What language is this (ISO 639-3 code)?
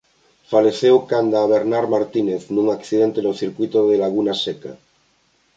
glg